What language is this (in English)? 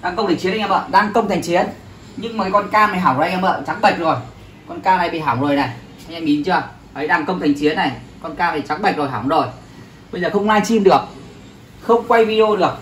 Vietnamese